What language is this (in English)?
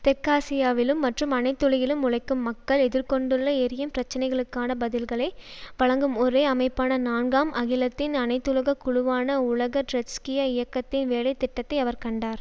Tamil